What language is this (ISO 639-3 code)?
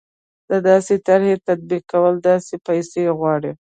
pus